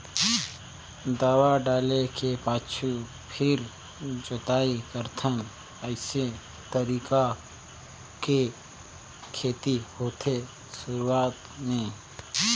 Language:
Chhattisgarhi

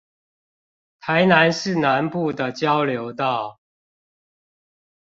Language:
Chinese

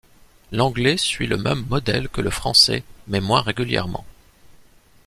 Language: French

